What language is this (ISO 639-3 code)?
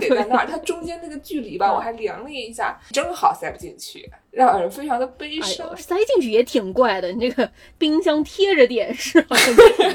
zho